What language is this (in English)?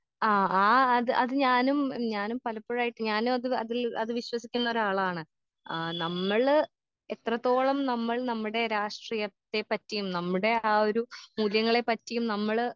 Malayalam